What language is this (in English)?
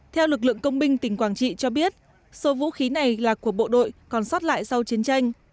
Vietnamese